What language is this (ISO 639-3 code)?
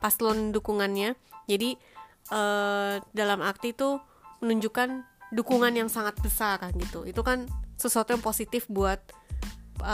ind